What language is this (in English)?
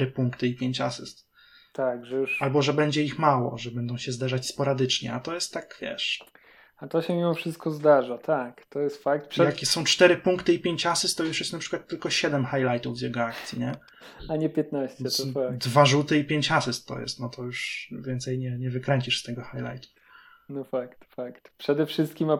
Polish